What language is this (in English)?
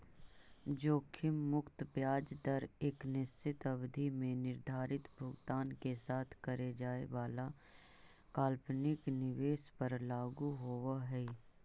Magahi